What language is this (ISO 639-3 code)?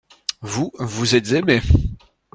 fra